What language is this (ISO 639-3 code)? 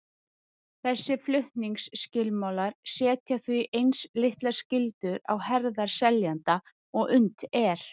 isl